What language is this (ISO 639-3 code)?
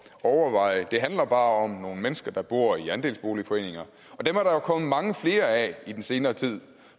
dan